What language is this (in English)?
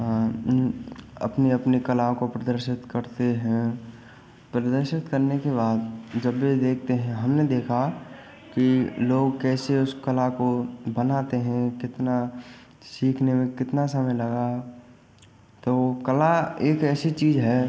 Hindi